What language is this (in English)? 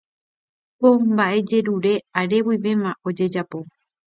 Guarani